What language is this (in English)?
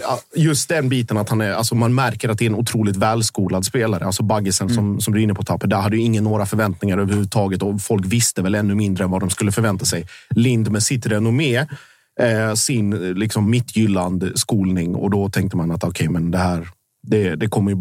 Swedish